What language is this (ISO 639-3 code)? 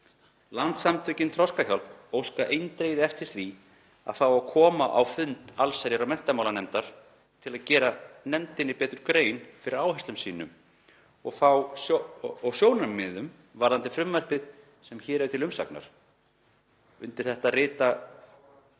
isl